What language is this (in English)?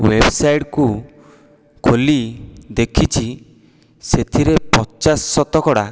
Odia